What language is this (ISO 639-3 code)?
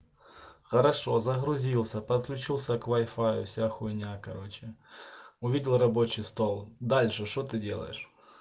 rus